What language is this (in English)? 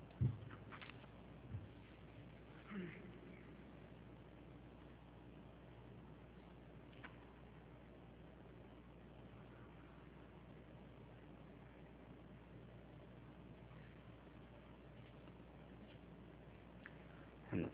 Arabic